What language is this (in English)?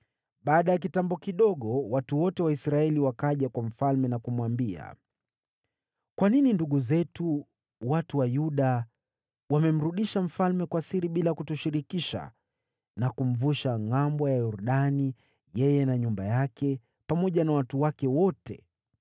Swahili